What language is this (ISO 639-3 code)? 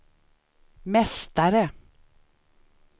swe